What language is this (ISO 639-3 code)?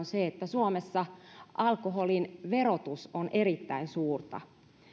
fin